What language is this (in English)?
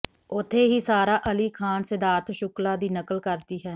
Punjabi